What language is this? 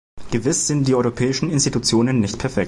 German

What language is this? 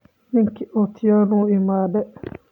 Somali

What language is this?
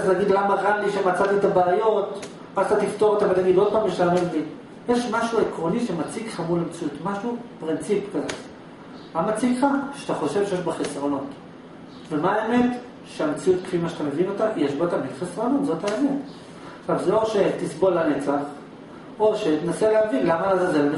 Hebrew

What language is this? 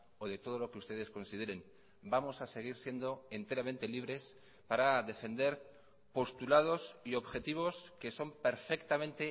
Spanish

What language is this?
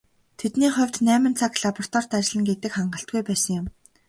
Mongolian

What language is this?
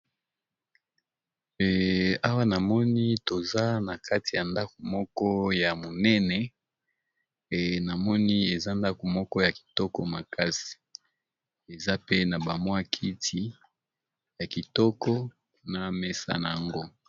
Lingala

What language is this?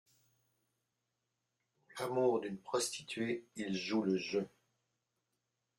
French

